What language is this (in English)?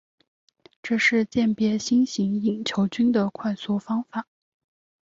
Chinese